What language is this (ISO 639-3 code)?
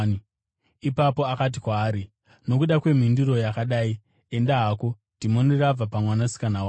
sna